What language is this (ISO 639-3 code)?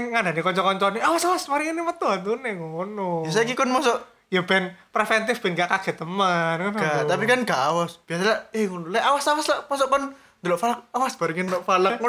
ind